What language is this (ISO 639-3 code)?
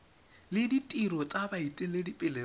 tsn